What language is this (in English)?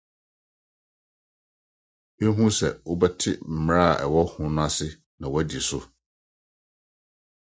Akan